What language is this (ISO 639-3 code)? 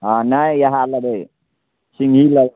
mai